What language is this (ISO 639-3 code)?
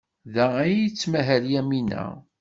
kab